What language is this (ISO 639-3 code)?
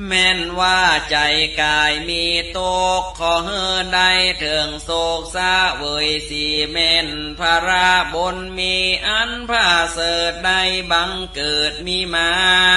tha